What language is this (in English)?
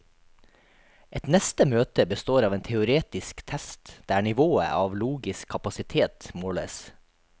Norwegian